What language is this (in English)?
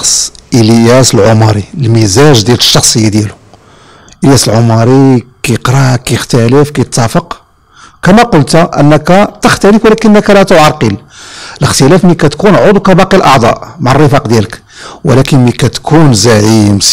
Arabic